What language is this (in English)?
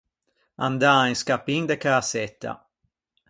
Ligurian